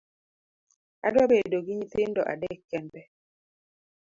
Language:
Luo (Kenya and Tanzania)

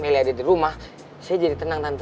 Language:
Indonesian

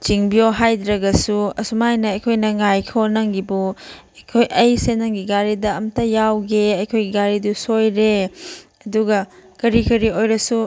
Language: Manipuri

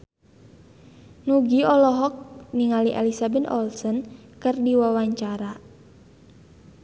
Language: Sundanese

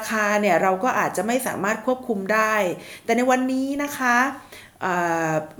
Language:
Thai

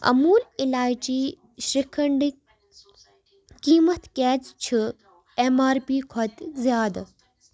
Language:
Kashmiri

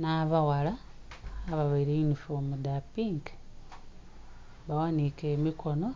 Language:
Soga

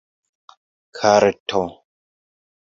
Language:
Esperanto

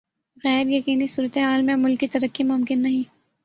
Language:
Urdu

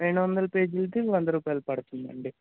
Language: Telugu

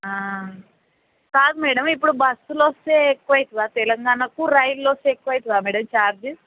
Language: Telugu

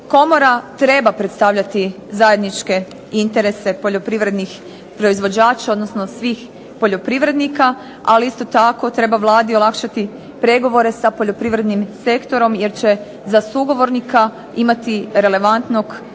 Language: Croatian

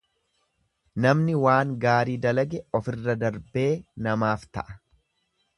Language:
Oromo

